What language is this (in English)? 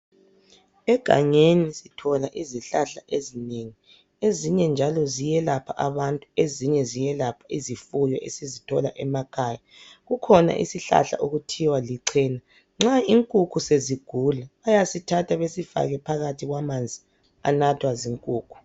North Ndebele